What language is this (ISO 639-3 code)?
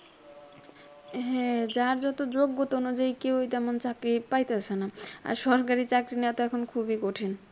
ben